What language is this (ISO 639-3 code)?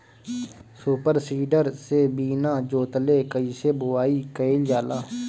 bho